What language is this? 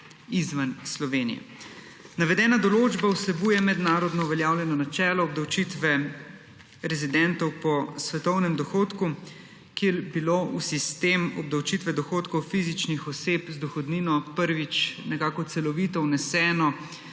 Slovenian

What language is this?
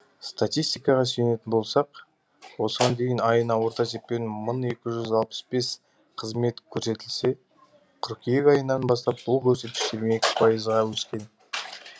Kazakh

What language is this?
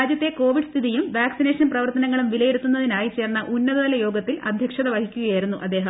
Malayalam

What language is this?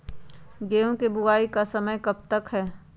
Magahi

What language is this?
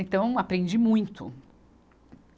Portuguese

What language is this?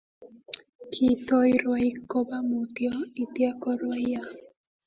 Kalenjin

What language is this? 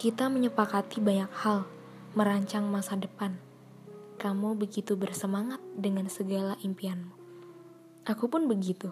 Indonesian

